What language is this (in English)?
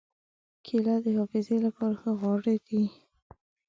Pashto